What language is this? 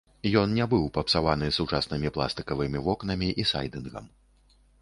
Belarusian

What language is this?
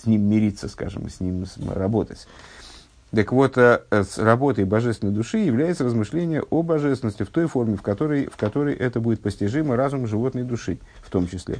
Russian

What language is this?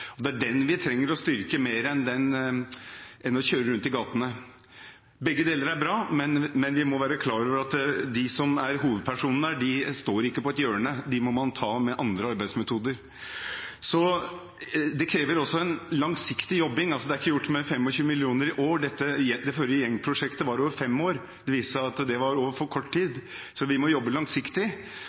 Norwegian Bokmål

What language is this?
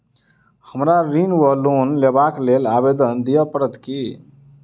Maithili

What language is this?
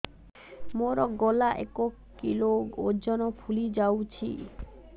Odia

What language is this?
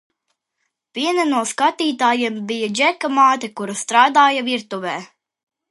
Latvian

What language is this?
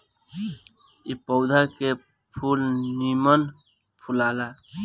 Bhojpuri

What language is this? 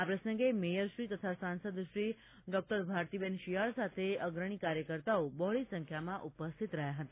Gujarati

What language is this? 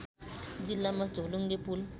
Nepali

